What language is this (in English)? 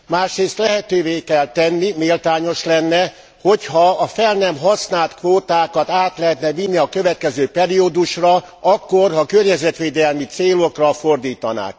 Hungarian